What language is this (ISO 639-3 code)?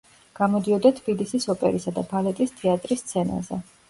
kat